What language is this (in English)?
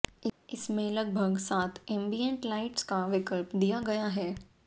Hindi